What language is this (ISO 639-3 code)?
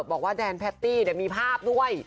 tha